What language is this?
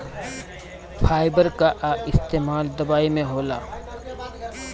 Bhojpuri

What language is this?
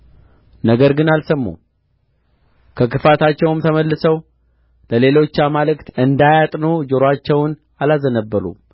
Amharic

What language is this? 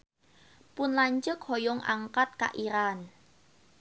Sundanese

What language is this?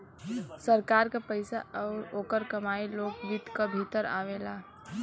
Bhojpuri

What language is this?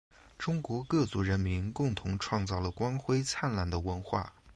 Chinese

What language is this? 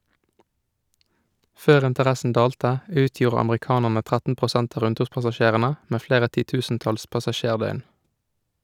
Norwegian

